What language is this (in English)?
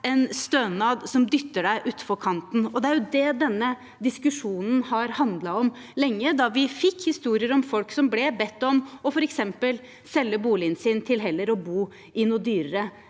Norwegian